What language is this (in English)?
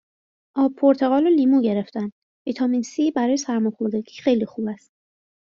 Persian